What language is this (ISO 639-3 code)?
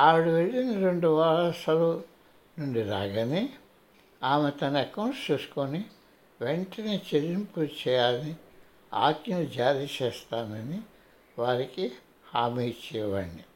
tel